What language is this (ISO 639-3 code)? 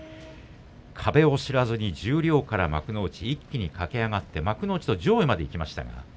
jpn